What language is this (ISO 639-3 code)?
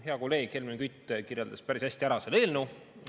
est